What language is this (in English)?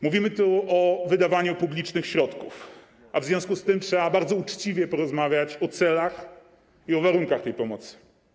Polish